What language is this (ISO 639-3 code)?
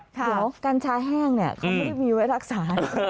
tha